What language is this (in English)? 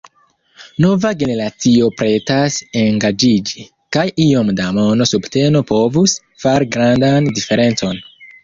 Esperanto